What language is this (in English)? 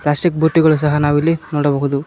Kannada